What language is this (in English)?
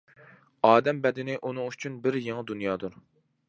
Uyghur